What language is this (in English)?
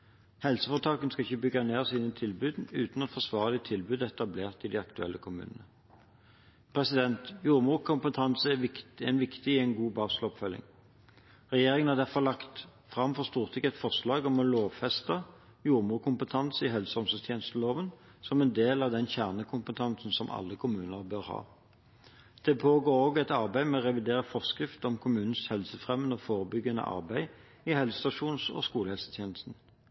Norwegian Bokmål